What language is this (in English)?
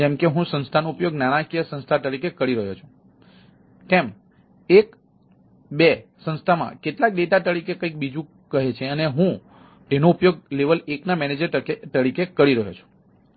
Gujarati